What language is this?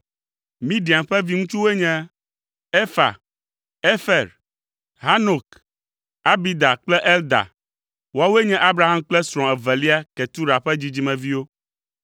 Ewe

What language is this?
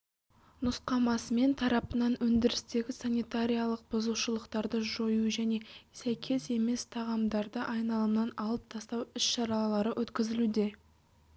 Kazakh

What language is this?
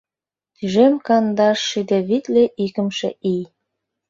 Mari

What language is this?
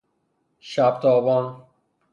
Persian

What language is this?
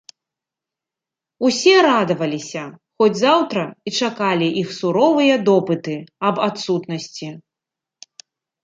Belarusian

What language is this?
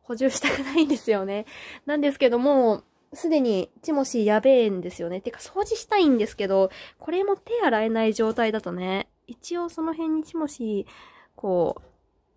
Japanese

